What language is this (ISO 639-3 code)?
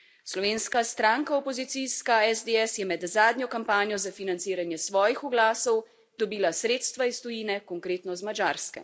slv